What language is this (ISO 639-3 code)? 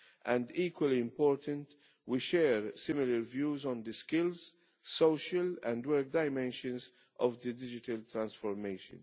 eng